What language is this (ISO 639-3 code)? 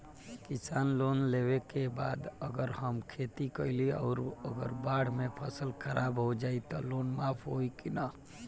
bho